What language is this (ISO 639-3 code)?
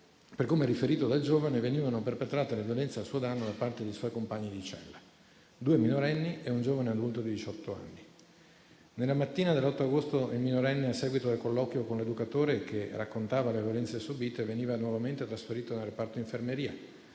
ita